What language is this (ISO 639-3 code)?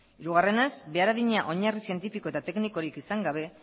eus